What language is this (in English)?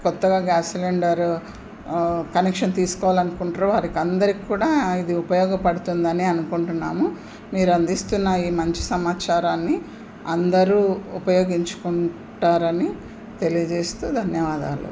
Telugu